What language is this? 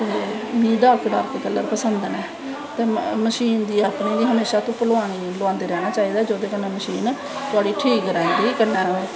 Dogri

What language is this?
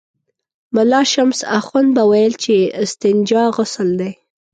Pashto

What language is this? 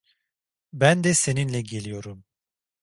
Turkish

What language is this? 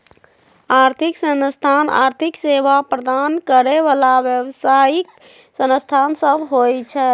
Magahi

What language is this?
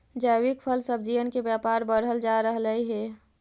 Magahi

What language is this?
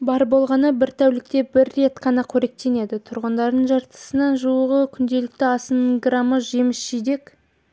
Kazakh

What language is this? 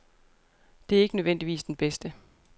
Danish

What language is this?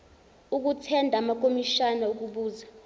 Zulu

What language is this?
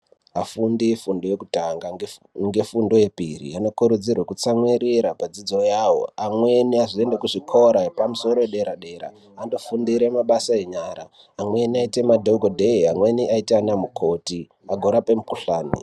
Ndau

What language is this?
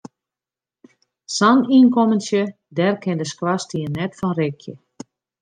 Western Frisian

